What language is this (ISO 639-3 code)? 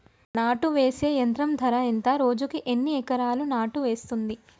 tel